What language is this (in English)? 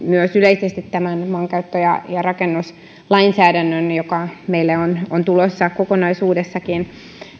Finnish